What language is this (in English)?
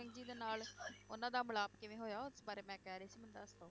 Punjabi